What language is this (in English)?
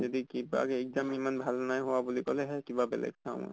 Assamese